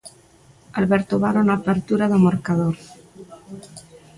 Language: Galician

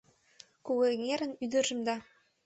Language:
Mari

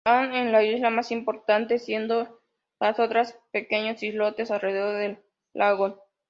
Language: Spanish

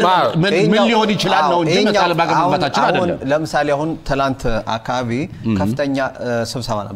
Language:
Arabic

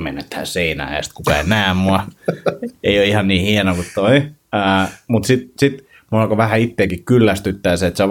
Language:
Finnish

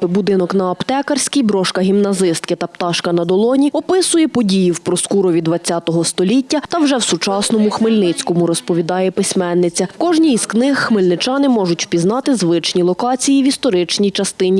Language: Ukrainian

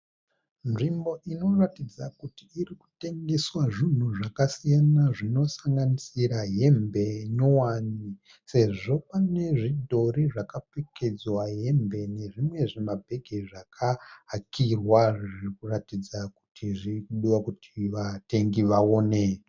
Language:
Shona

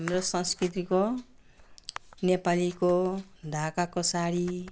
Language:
Nepali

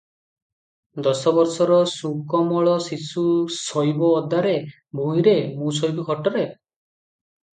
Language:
Odia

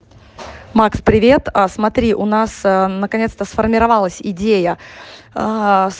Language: Russian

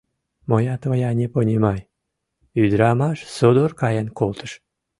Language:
Mari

